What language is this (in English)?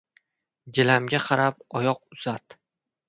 Uzbek